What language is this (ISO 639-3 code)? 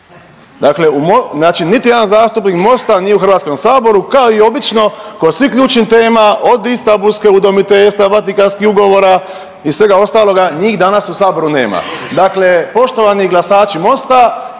hrv